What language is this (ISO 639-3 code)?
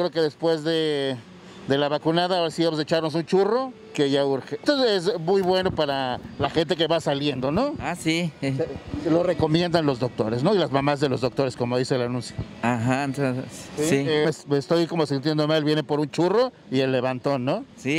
spa